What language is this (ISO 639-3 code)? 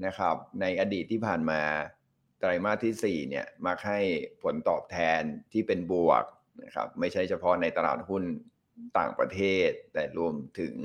tha